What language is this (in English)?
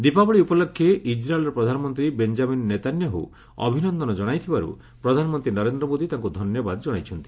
Odia